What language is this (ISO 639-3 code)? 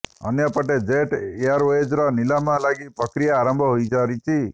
ori